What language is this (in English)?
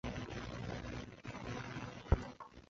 Chinese